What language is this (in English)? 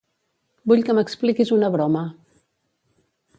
Catalan